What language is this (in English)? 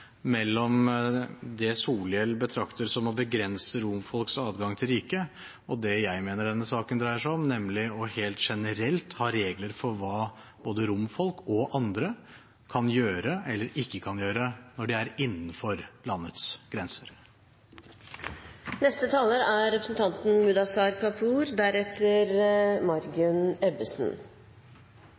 Norwegian Bokmål